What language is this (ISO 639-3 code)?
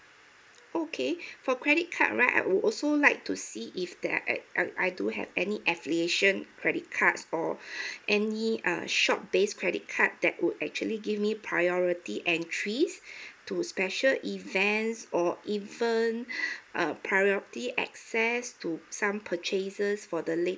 eng